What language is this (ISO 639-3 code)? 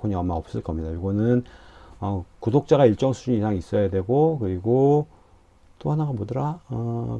kor